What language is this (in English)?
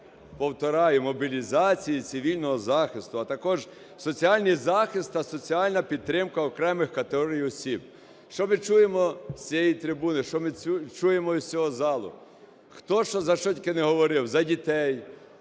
Ukrainian